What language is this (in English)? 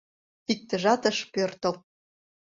Mari